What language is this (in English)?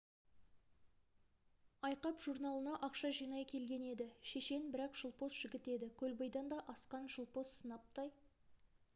Kazakh